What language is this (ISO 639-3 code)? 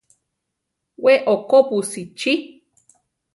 tar